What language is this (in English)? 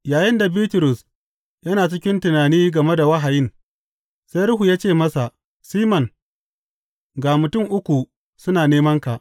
Hausa